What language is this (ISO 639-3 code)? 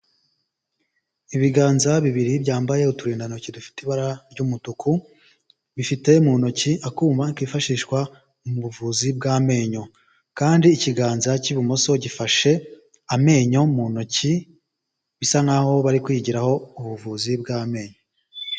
kin